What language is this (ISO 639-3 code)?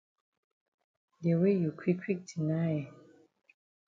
wes